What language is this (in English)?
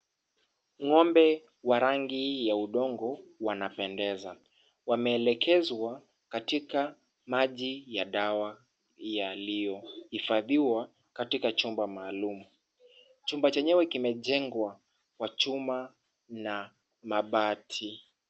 Swahili